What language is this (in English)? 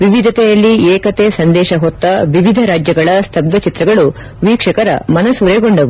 Kannada